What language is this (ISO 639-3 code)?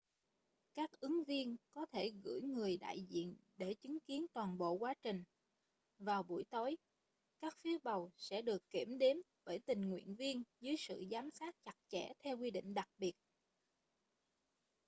vie